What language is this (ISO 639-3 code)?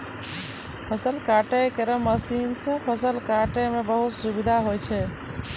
mai